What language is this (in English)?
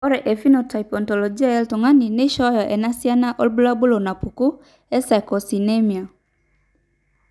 Masai